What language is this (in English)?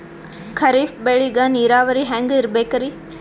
Kannada